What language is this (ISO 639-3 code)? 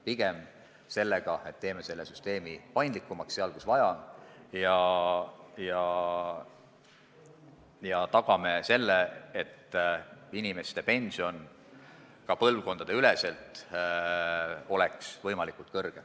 est